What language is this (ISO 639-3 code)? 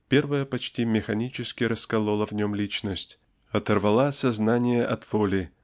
rus